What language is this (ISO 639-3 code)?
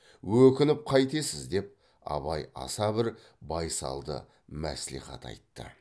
kaz